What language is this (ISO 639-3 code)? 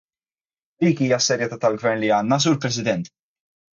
mlt